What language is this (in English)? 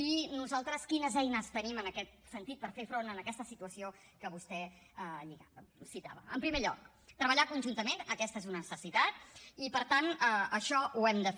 Catalan